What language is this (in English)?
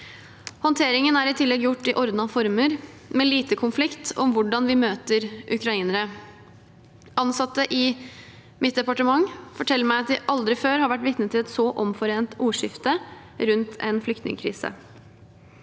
Norwegian